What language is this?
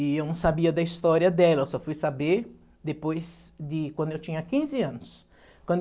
Portuguese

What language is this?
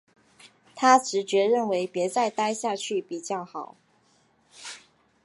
Chinese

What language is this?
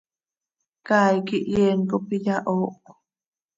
Seri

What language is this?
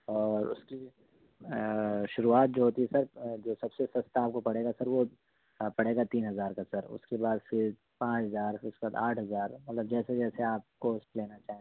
Urdu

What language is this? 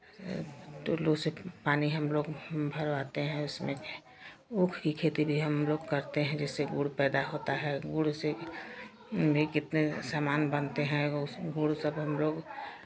Hindi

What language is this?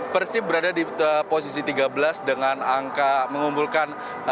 Indonesian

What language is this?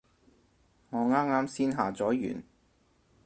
Cantonese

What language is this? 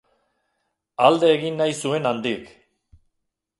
Basque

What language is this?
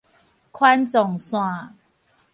Min Nan Chinese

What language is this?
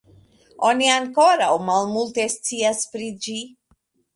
Esperanto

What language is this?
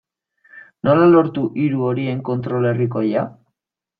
Basque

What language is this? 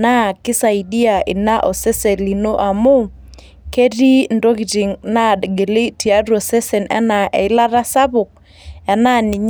Masai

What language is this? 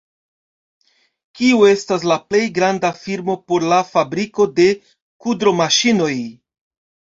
Esperanto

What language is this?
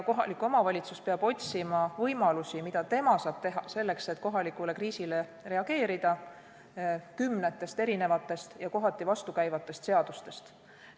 Estonian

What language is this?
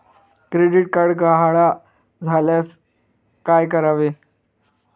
Marathi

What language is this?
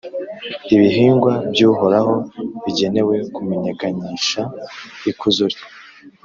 Kinyarwanda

